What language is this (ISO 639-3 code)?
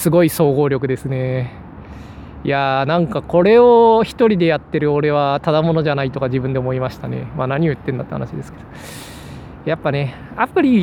jpn